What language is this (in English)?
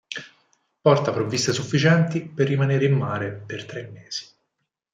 Italian